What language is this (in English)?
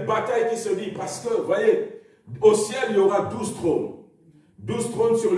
French